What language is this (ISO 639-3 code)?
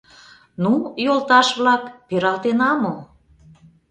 chm